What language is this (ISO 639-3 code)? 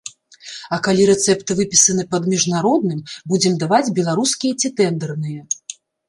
bel